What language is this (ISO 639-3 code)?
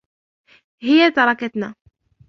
ara